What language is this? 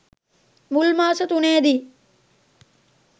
Sinhala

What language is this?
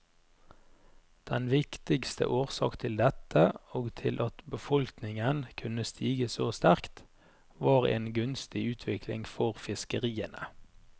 Norwegian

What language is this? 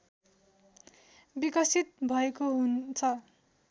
Nepali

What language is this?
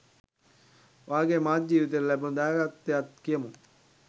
Sinhala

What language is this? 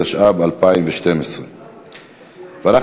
Hebrew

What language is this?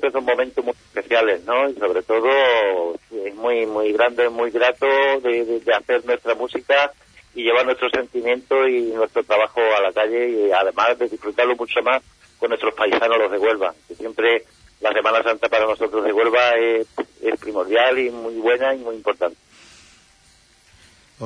Spanish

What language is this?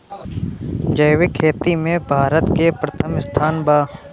Bhojpuri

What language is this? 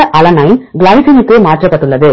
Tamil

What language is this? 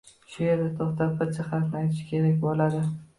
Uzbek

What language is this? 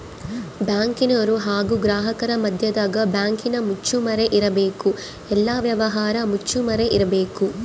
Kannada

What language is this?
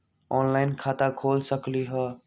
Magahi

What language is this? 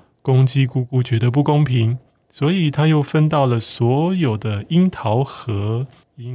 Chinese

